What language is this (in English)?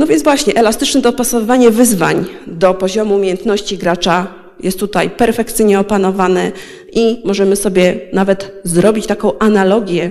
Polish